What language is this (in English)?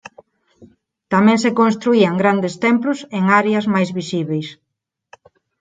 Galician